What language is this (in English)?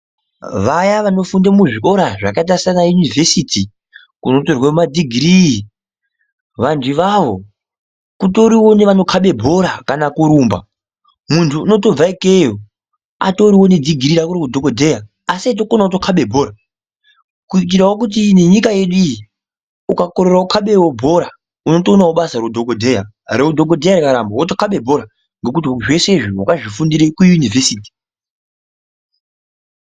Ndau